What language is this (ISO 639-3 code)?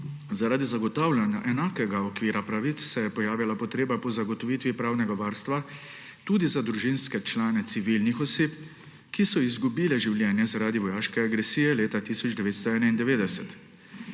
slv